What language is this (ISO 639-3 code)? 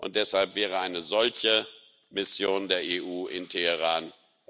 deu